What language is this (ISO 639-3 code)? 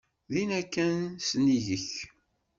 kab